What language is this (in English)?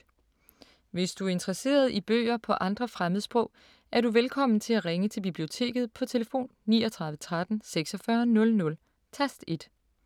Danish